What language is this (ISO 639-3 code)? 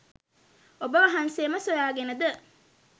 sin